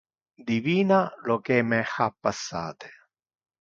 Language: Interlingua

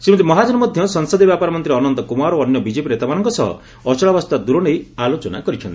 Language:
Odia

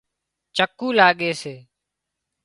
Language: Wadiyara Koli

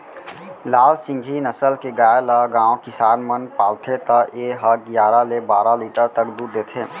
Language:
Chhattisgarhi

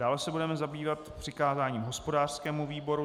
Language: Czech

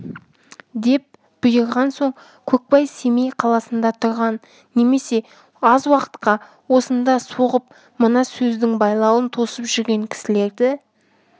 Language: Kazakh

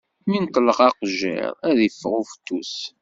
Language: Kabyle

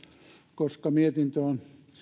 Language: Finnish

